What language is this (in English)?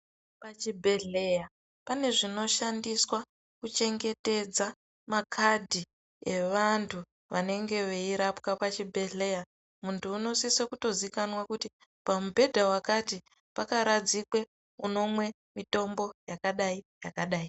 Ndau